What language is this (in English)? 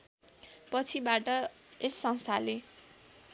Nepali